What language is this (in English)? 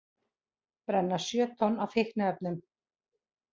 Icelandic